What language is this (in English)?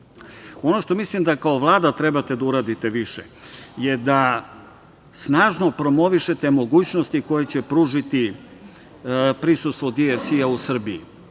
Serbian